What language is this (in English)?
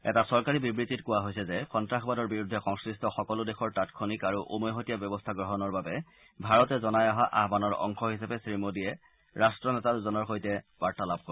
Assamese